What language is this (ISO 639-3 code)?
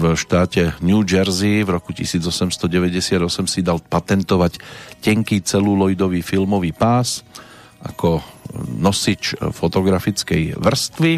slk